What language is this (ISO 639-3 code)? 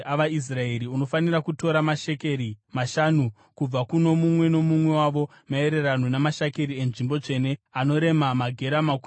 sna